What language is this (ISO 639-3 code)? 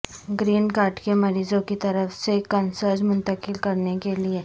urd